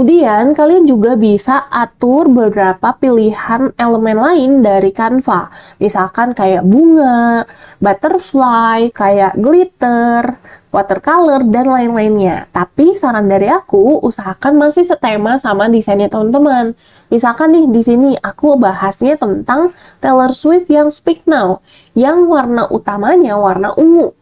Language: Indonesian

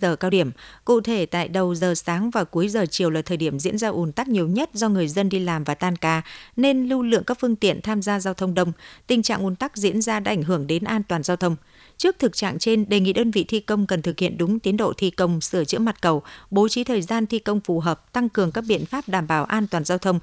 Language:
Vietnamese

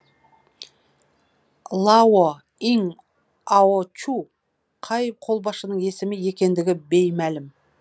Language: Kazakh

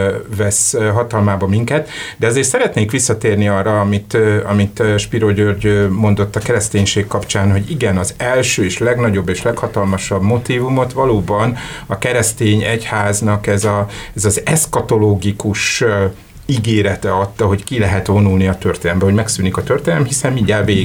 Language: Hungarian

